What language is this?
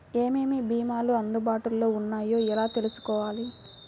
Telugu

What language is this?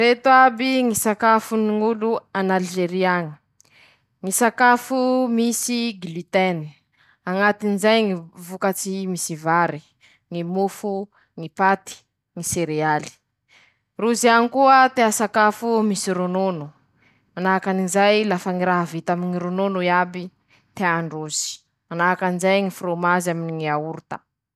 Masikoro Malagasy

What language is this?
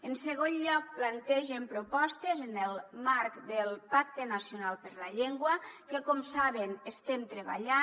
Catalan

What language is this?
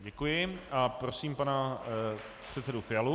Czech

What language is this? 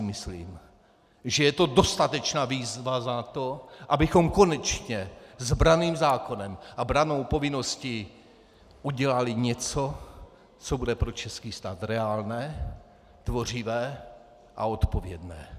Czech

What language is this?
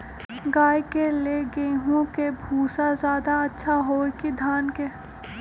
Magahi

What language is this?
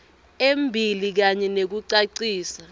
Swati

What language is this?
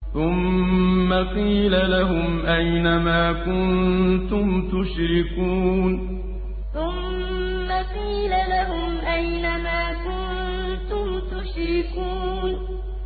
Arabic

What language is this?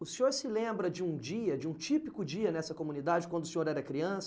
Portuguese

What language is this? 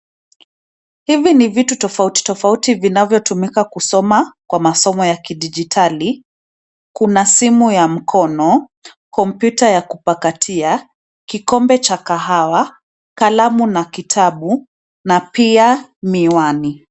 Swahili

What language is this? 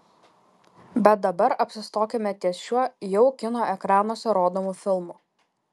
Lithuanian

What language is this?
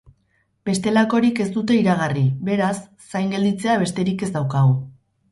Basque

